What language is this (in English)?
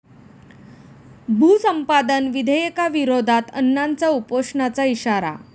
Marathi